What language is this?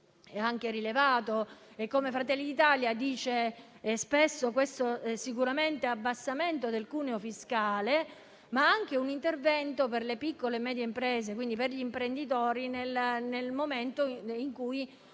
Italian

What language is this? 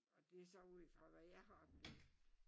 Danish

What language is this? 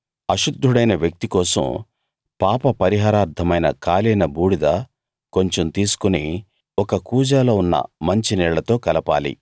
Telugu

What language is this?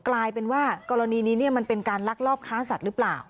Thai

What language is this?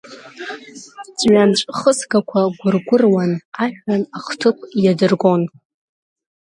Abkhazian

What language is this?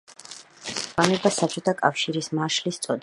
Georgian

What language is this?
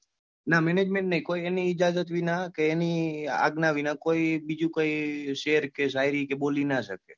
Gujarati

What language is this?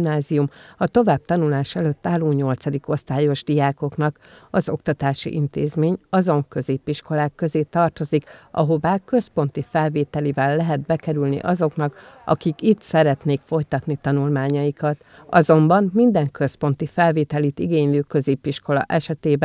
Hungarian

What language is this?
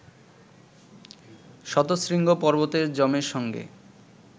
Bangla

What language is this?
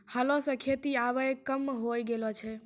Maithili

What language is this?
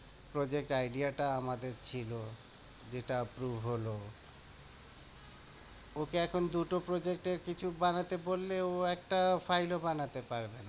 Bangla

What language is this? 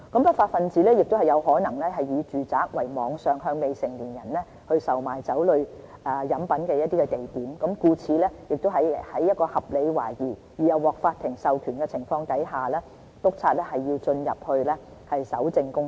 Cantonese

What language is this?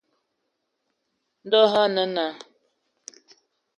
Ewondo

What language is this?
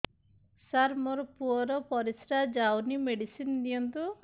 Odia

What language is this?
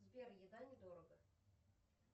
Russian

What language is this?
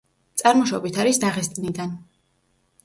Georgian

